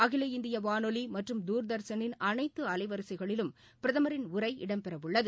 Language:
Tamil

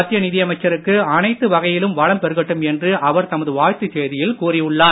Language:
Tamil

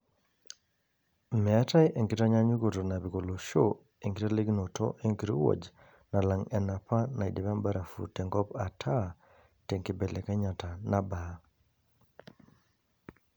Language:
Masai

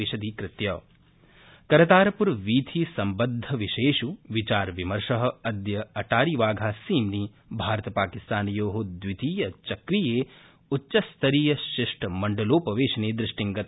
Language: Sanskrit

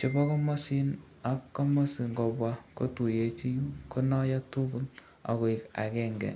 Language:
Kalenjin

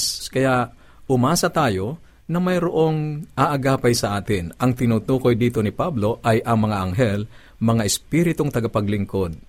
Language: Filipino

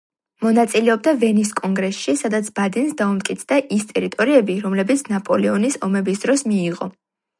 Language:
Georgian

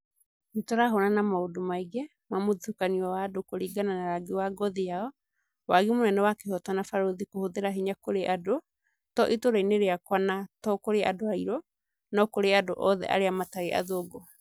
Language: Kikuyu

